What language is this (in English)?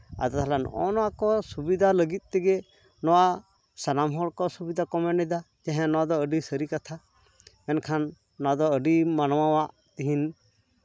Santali